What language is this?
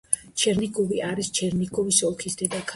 Georgian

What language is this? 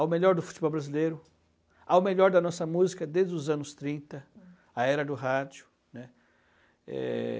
Portuguese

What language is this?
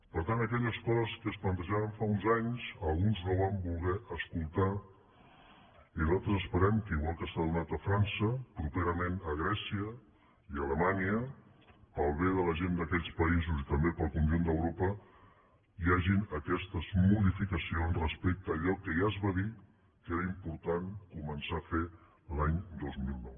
Catalan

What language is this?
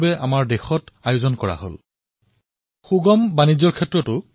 Assamese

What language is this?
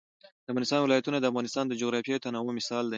Pashto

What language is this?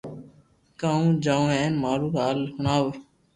Loarki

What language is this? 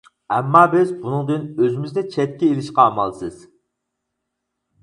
Uyghur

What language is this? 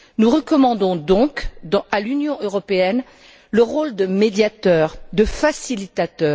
French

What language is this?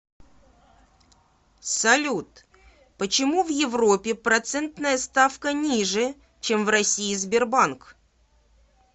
Russian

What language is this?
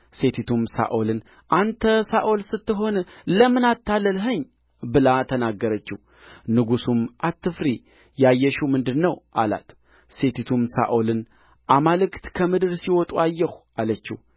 Amharic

